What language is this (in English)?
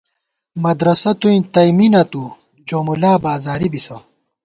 Gawar-Bati